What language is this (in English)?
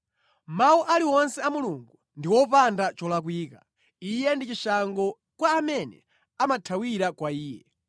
Nyanja